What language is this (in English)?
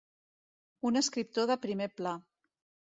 Catalan